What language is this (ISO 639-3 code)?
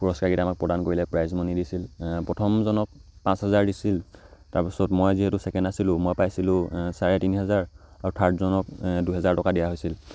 asm